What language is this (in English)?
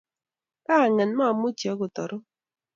Kalenjin